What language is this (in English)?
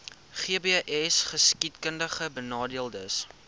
Afrikaans